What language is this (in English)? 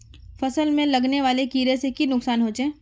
Magahi